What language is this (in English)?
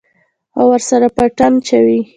Pashto